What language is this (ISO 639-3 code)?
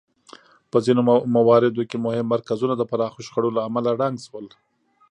pus